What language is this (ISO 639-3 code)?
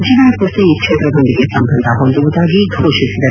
kan